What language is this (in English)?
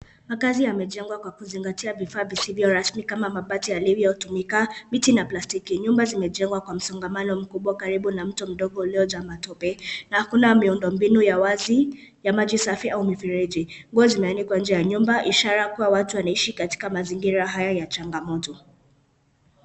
Swahili